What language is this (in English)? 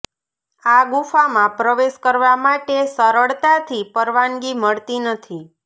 Gujarati